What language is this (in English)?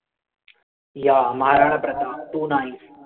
Marathi